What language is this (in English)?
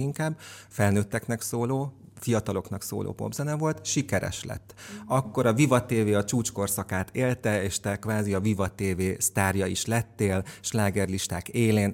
Hungarian